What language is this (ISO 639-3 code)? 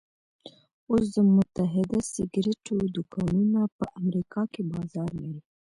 pus